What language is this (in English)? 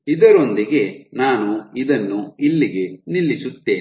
Kannada